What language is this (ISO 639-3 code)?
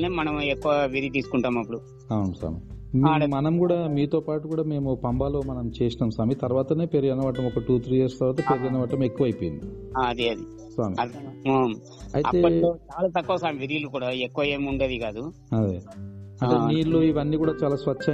tel